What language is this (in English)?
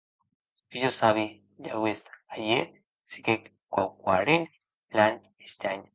Occitan